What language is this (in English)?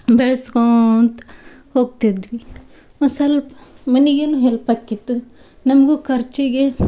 Kannada